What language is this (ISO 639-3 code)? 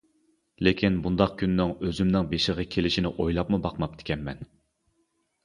uig